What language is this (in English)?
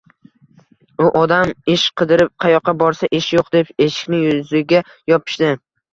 Uzbek